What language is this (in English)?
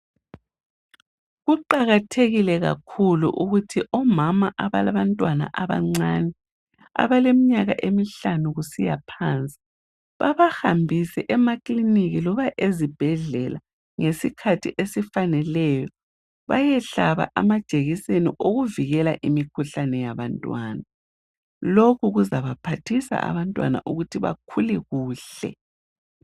North Ndebele